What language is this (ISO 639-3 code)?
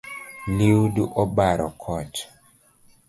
luo